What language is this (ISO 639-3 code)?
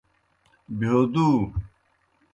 plk